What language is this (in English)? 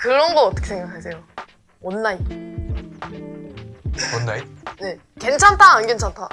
Korean